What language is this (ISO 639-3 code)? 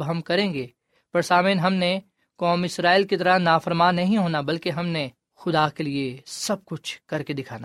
urd